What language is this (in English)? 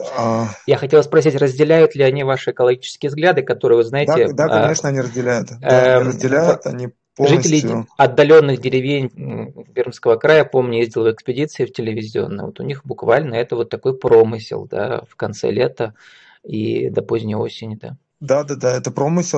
Russian